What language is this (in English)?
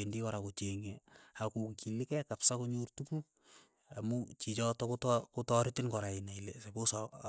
Keiyo